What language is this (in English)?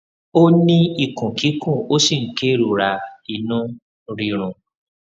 Yoruba